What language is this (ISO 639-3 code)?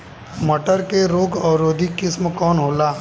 bho